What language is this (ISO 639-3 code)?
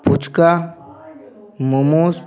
ben